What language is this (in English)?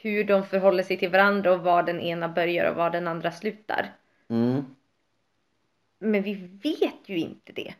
Swedish